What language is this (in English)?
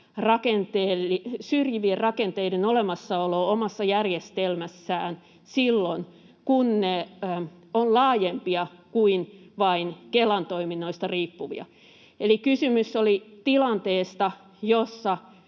Finnish